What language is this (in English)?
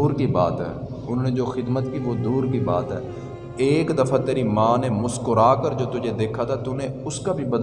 Urdu